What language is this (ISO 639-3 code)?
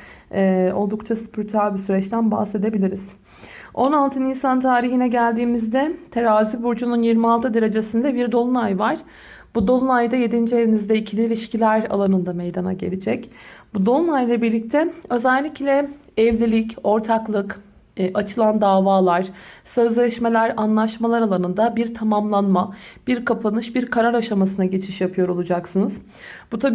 tur